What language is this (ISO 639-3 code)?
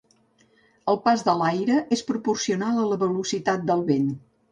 cat